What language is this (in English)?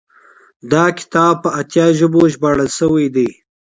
Pashto